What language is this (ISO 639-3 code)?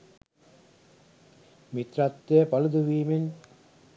sin